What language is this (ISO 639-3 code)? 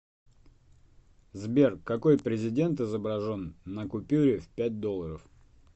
rus